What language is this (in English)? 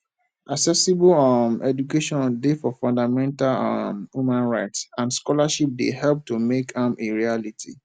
Nigerian Pidgin